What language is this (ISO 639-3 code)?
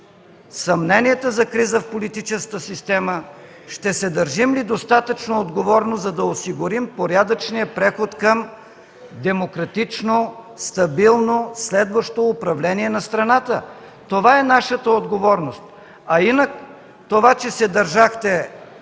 bul